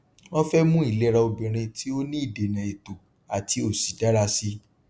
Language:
Yoruba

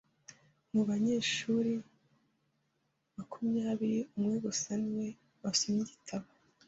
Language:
Kinyarwanda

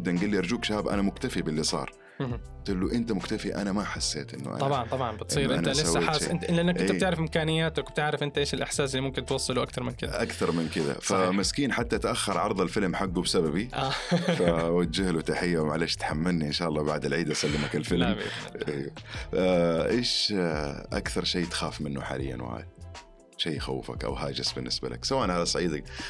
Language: Arabic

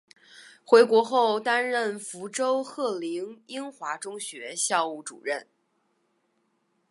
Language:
Chinese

